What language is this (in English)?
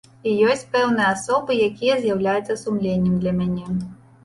Belarusian